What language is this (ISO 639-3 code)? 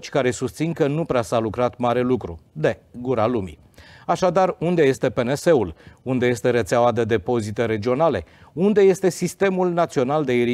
ron